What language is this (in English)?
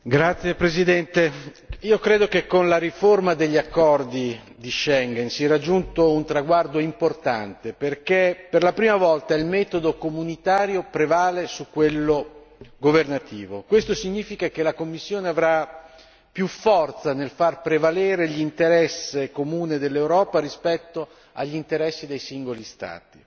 Italian